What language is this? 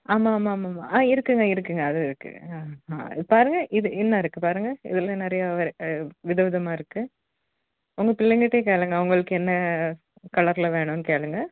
Tamil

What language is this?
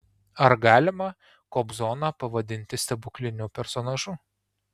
Lithuanian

